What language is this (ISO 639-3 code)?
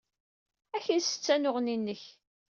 kab